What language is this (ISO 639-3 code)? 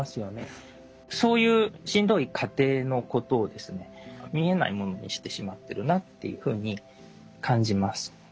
jpn